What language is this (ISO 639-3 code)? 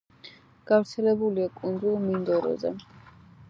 kat